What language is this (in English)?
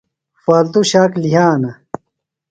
Phalura